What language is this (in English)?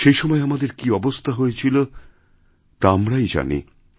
Bangla